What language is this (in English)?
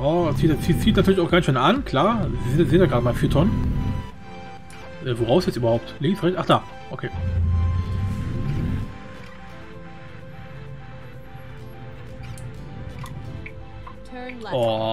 German